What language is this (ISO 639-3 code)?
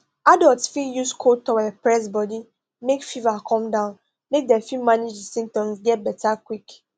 pcm